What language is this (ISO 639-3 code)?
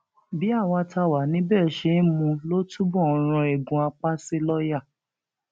yor